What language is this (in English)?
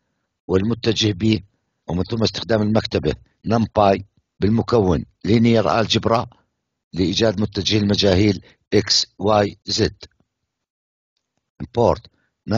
Arabic